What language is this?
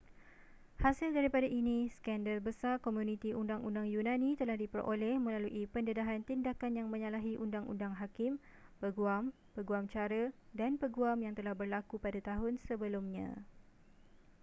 Malay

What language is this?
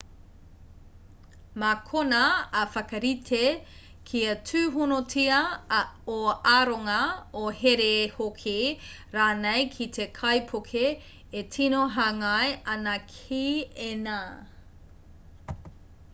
Māori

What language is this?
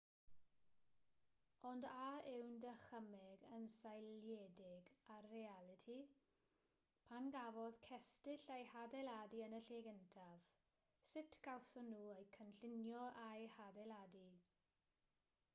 Welsh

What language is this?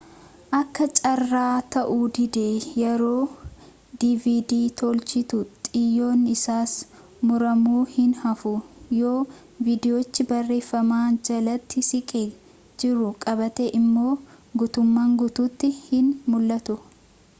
Oromo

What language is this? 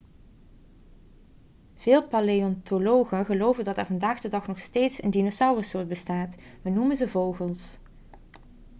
Dutch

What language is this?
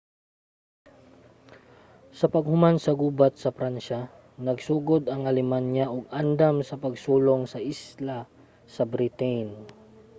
Cebuano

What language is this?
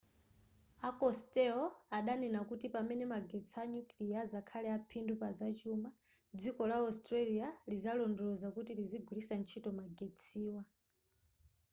Nyanja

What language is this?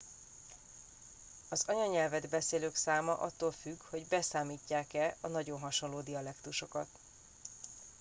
Hungarian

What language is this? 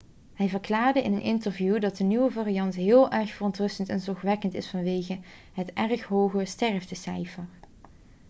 Dutch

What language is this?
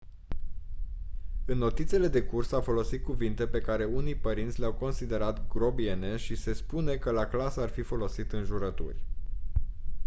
Romanian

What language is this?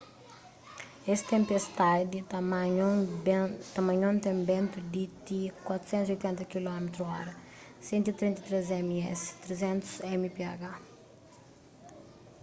Kabuverdianu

